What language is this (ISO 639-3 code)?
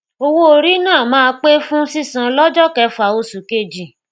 yor